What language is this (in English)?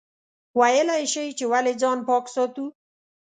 Pashto